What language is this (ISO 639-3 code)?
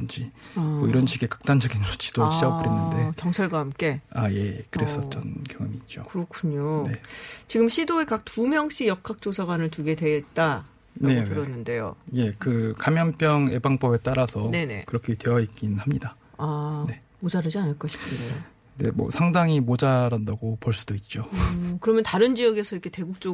kor